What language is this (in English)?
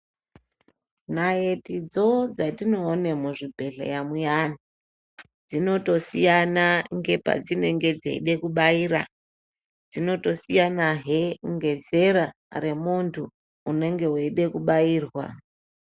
Ndau